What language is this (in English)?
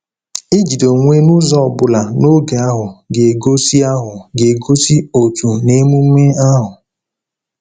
Igbo